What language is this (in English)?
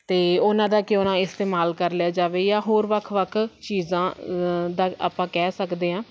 Punjabi